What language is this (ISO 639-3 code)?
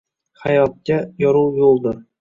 uzb